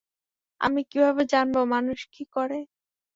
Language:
Bangla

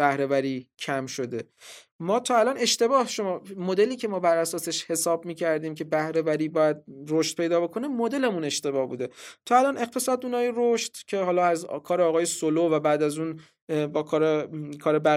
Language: Persian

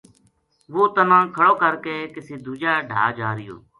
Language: Gujari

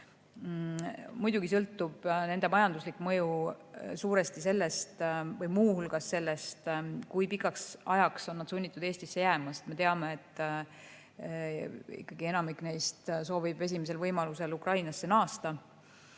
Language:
Estonian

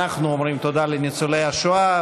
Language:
Hebrew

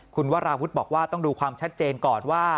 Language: Thai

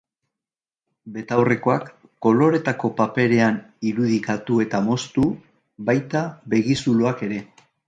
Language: Basque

